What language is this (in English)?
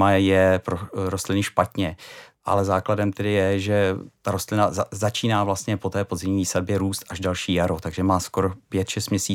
Czech